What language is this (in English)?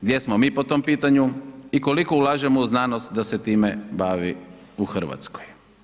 Croatian